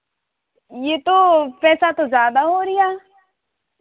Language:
Hindi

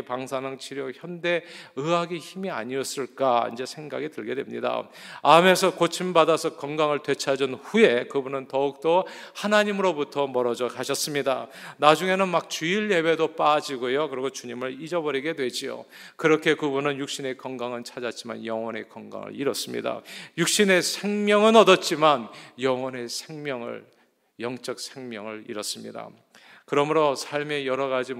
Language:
Korean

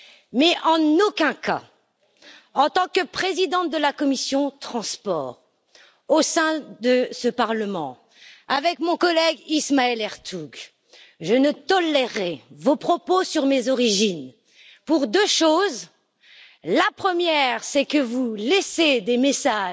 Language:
French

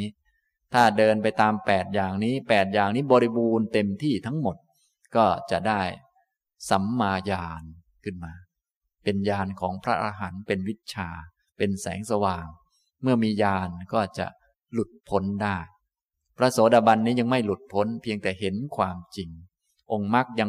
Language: Thai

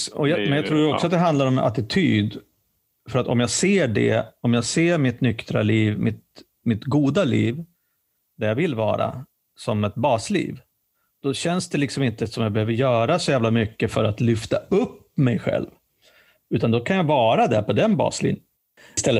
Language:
Swedish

